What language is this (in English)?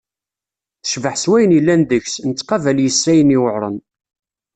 Kabyle